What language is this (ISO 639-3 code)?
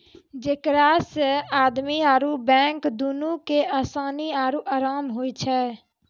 mai